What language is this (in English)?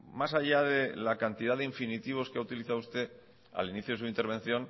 Spanish